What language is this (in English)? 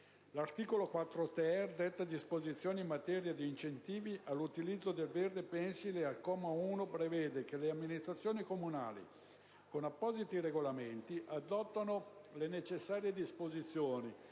Italian